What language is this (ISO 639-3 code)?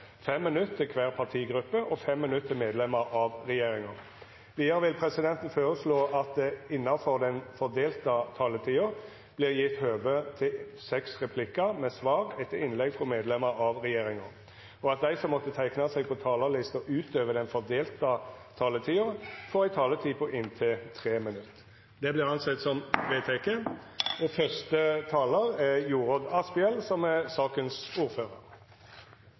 nor